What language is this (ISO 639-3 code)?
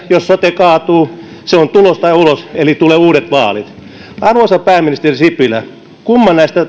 fin